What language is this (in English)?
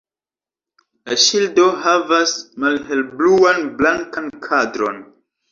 Esperanto